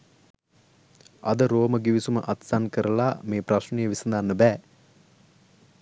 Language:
Sinhala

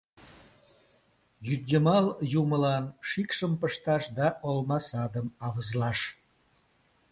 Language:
Mari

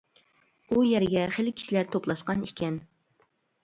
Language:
Uyghur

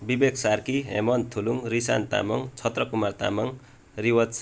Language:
Nepali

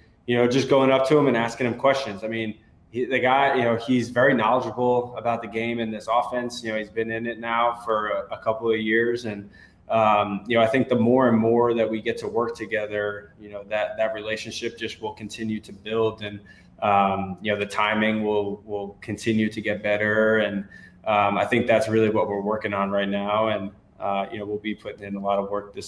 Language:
English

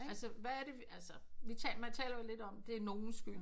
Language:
Danish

